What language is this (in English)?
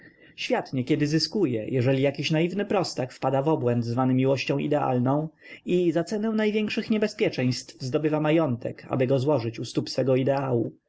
Polish